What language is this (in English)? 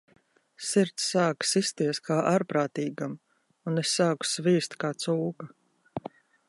Latvian